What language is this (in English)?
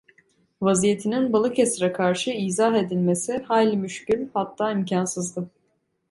Turkish